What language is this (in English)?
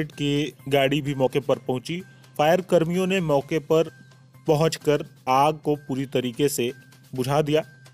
Hindi